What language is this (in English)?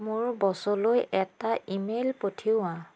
Assamese